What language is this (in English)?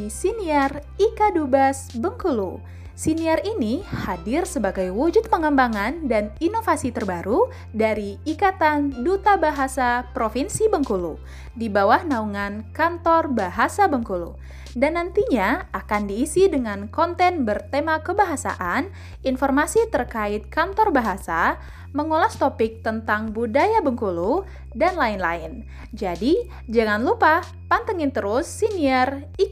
Indonesian